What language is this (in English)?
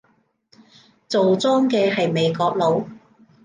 Cantonese